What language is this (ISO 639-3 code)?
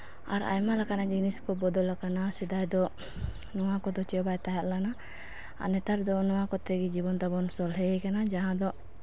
sat